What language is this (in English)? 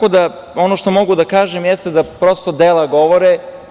Serbian